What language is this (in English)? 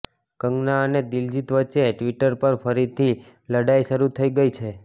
Gujarati